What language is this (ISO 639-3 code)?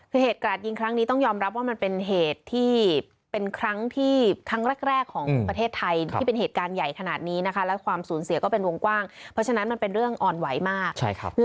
tha